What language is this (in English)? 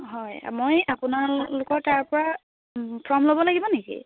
Assamese